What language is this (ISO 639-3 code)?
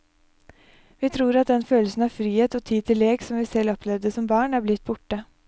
nor